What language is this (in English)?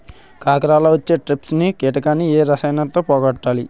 Telugu